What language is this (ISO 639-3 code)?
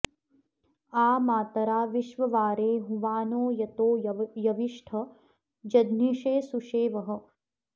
san